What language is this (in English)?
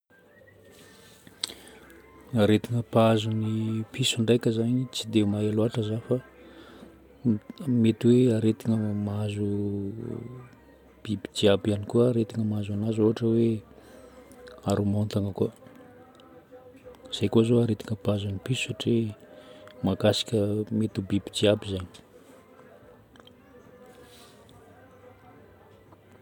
Northern Betsimisaraka Malagasy